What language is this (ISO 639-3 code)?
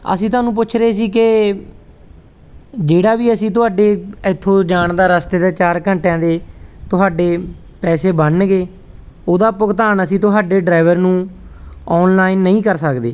pan